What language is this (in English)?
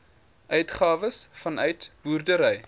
Afrikaans